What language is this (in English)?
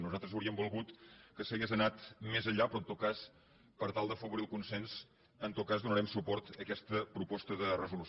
Catalan